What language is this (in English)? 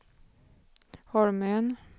Swedish